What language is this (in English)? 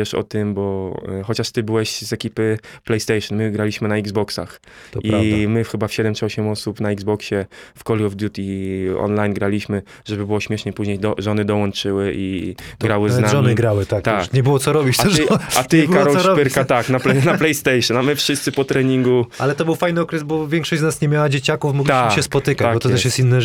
Polish